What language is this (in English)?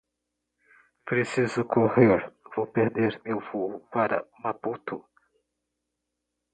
Portuguese